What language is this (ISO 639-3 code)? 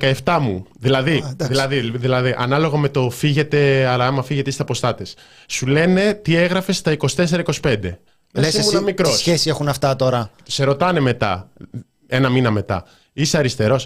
ell